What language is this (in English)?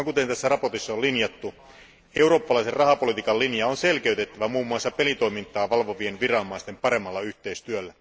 Finnish